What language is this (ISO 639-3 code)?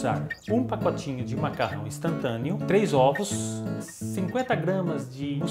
por